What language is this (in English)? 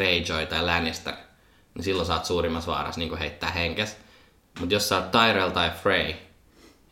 Finnish